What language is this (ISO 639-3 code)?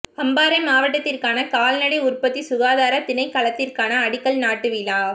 tam